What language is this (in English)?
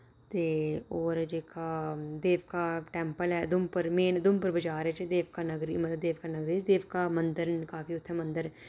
Dogri